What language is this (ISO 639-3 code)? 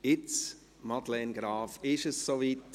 gsw